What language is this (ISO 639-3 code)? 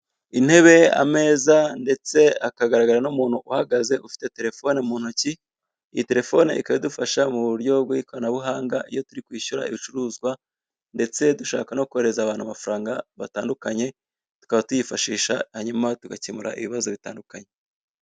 kin